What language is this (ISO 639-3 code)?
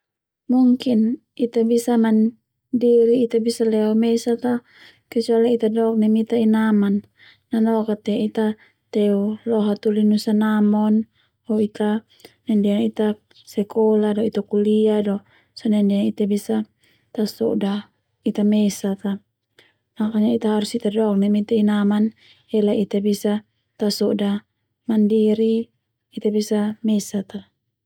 twu